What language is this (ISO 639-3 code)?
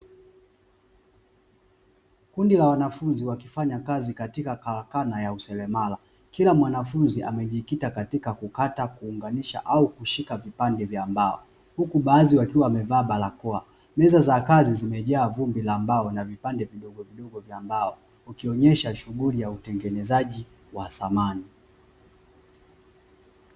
swa